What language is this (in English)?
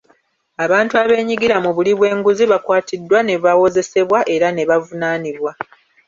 Ganda